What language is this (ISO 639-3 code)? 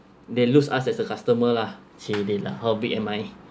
eng